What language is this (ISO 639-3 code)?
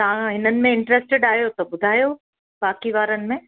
snd